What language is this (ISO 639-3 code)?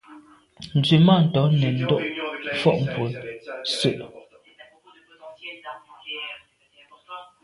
byv